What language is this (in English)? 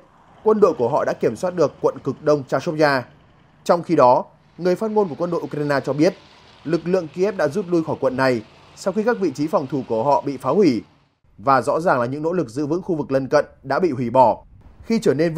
Vietnamese